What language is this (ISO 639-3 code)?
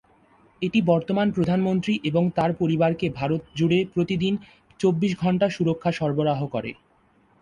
ben